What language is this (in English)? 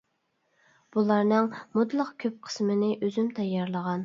Uyghur